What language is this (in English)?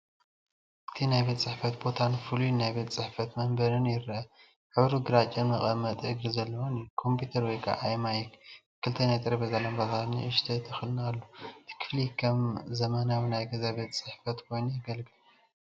Tigrinya